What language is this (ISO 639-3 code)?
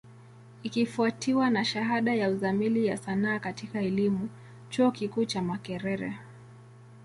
swa